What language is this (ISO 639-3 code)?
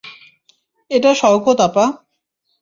ben